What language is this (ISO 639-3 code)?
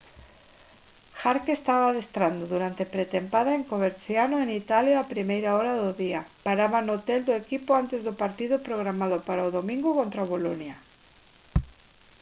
glg